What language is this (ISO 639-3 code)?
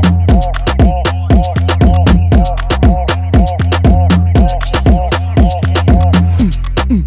tha